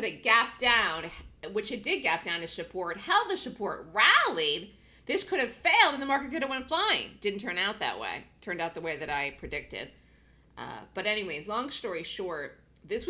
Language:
English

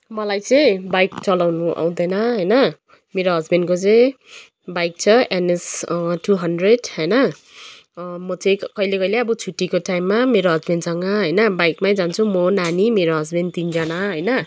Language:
Nepali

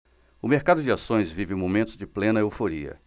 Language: Portuguese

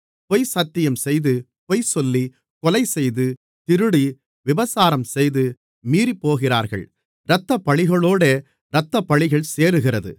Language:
Tamil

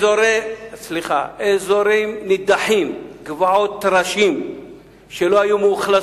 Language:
Hebrew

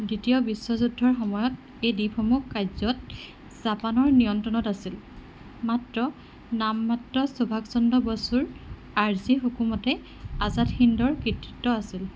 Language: Assamese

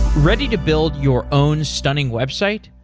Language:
English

